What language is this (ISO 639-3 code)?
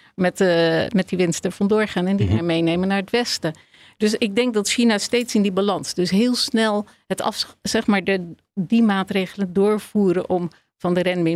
nld